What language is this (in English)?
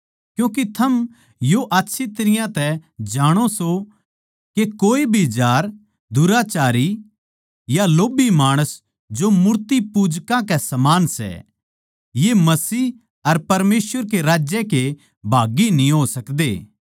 Haryanvi